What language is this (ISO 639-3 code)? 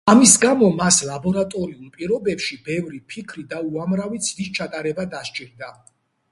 kat